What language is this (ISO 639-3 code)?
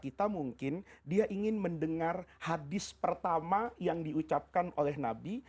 ind